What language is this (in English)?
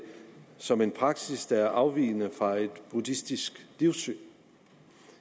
Danish